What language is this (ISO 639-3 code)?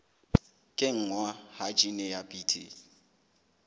sot